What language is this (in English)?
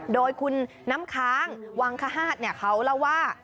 Thai